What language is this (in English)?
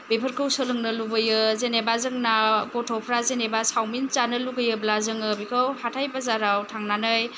Bodo